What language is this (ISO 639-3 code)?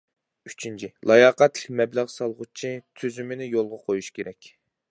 uig